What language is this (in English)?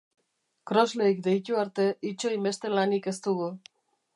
Basque